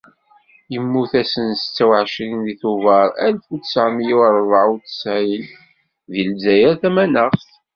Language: Kabyle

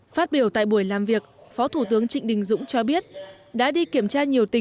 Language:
Vietnamese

